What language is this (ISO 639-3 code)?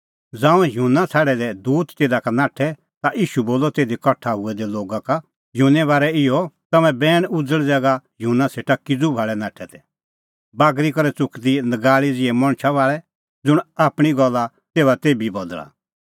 kfx